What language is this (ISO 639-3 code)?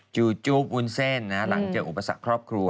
tha